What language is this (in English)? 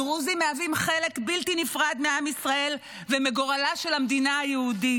Hebrew